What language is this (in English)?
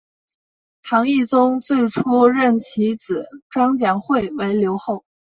Chinese